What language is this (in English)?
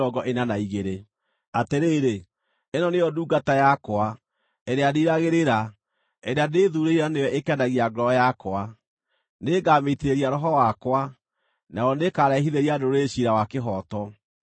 Kikuyu